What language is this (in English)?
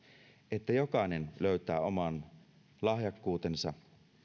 Finnish